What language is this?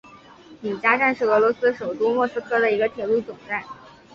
Chinese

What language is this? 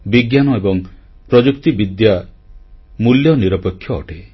Odia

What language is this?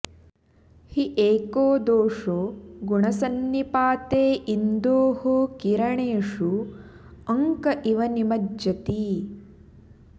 Sanskrit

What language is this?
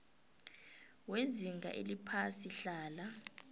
South Ndebele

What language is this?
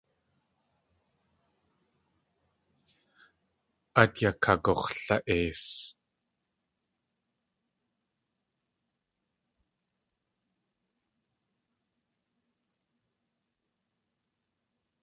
Tlingit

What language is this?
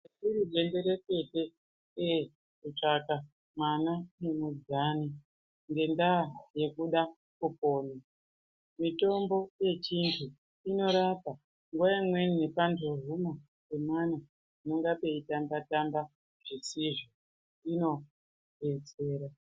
Ndau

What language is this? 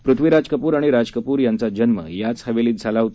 Marathi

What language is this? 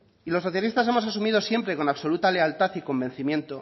Spanish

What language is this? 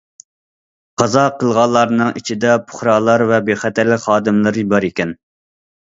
Uyghur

